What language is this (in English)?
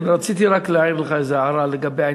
Hebrew